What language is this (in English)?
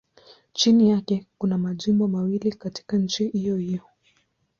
Swahili